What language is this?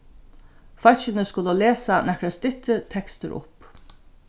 Faroese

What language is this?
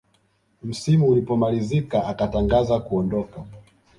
Swahili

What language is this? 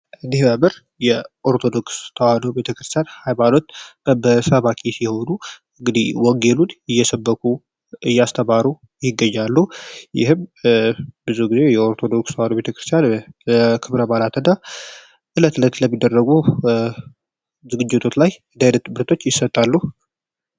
Amharic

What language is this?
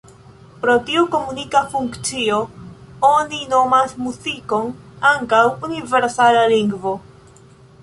Esperanto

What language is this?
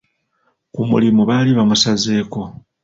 Ganda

